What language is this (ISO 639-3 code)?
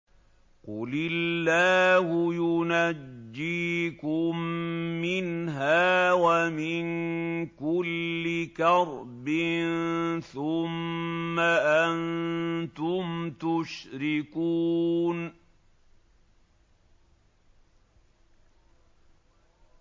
ara